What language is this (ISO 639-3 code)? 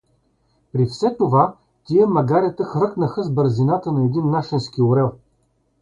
bul